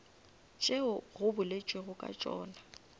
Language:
Northern Sotho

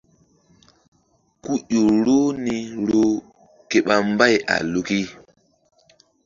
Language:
Mbum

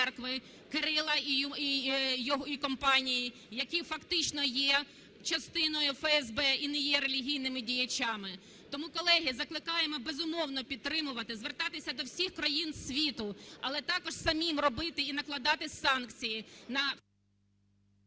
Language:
Ukrainian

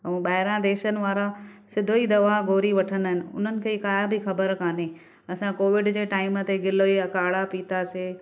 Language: Sindhi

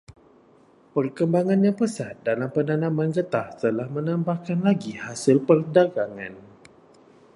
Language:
Malay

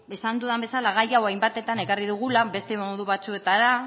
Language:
Basque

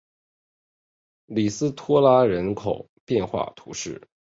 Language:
Chinese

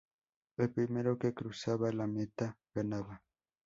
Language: Spanish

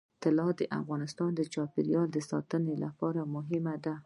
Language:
Pashto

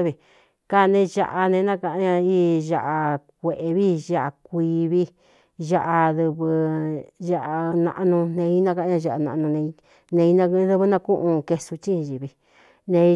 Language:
Cuyamecalco Mixtec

